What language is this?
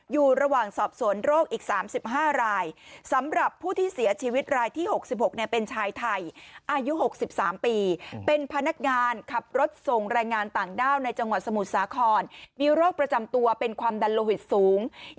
Thai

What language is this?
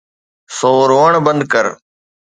Sindhi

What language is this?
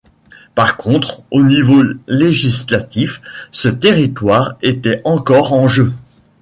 French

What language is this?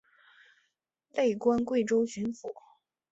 Chinese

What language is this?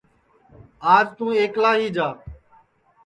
Sansi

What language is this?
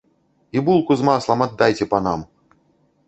Belarusian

